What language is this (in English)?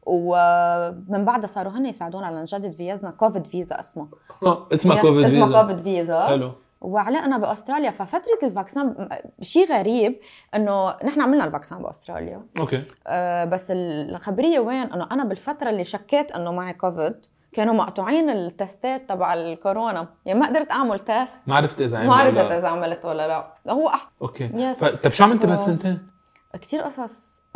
Arabic